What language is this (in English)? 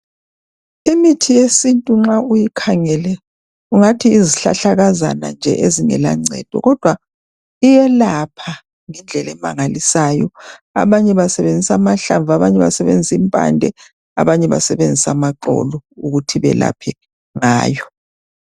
North Ndebele